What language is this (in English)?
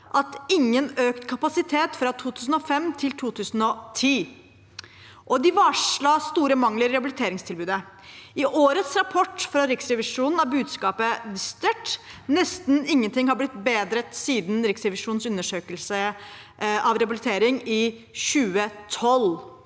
Norwegian